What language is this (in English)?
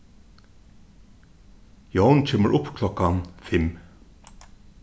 Faroese